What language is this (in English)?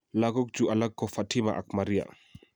Kalenjin